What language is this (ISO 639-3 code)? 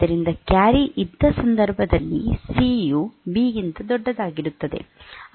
kan